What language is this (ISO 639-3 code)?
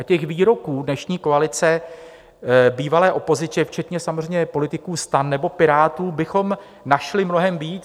ces